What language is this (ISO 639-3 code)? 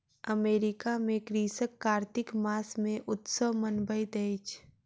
mai